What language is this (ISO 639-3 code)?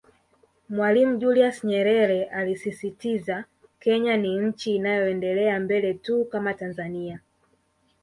swa